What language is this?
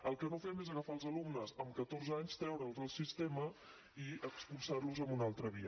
Catalan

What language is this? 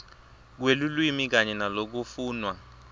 Swati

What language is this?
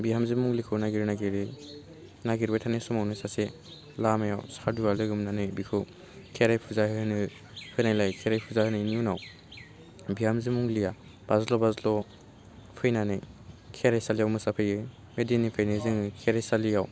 Bodo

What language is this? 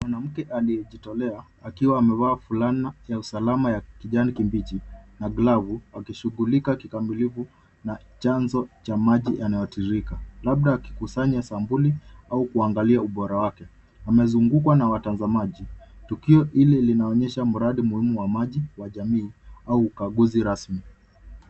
Swahili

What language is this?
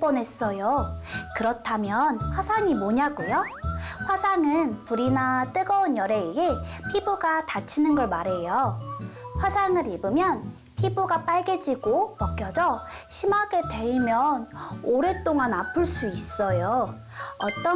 Korean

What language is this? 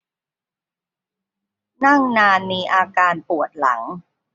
Thai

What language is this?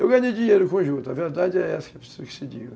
Portuguese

